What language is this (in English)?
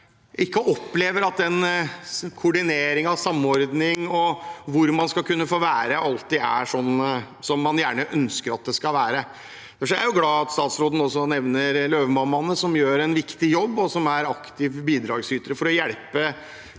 Norwegian